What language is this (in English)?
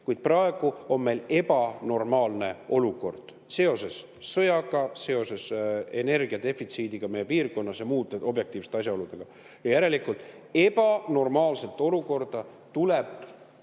Estonian